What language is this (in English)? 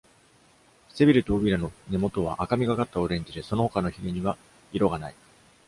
Japanese